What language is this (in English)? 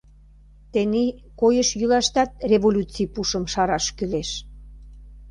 Mari